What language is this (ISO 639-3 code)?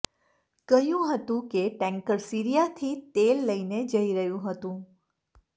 guj